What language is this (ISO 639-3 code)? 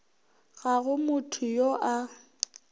nso